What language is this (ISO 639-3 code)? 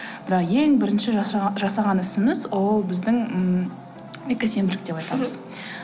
kaz